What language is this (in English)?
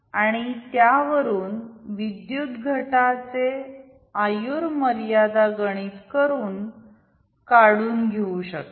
Marathi